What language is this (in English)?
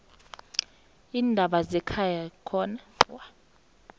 South Ndebele